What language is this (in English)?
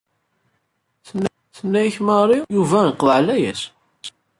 Kabyle